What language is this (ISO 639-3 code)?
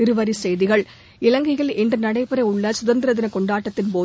tam